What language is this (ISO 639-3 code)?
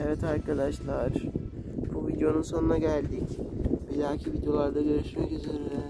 tur